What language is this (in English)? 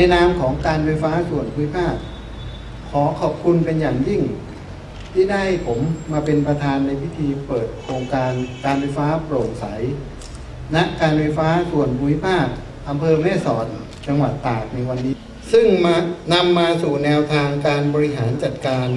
Thai